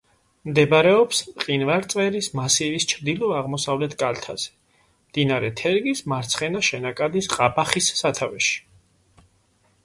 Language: Georgian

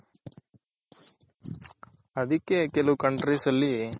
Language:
Kannada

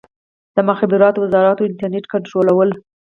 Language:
Pashto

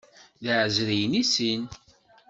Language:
Kabyle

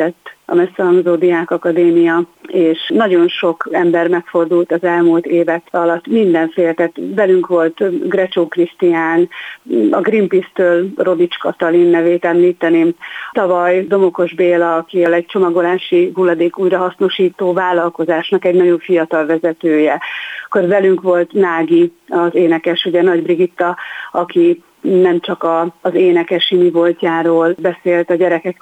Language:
Hungarian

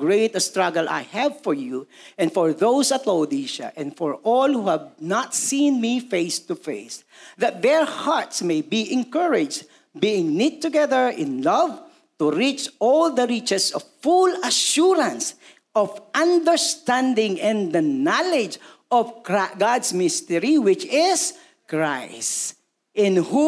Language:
Filipino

